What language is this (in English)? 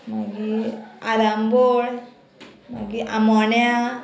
Konkani